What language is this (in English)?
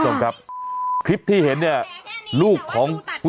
Thai